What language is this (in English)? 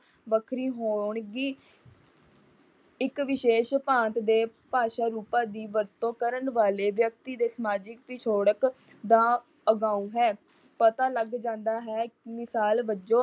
Punjabi